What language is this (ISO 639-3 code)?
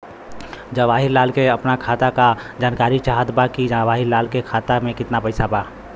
bho